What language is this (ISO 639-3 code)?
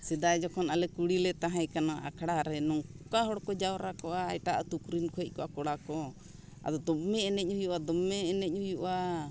sat